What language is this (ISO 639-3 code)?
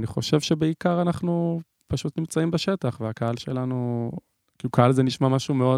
heb